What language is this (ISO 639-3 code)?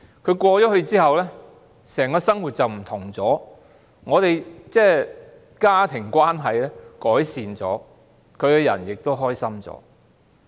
yue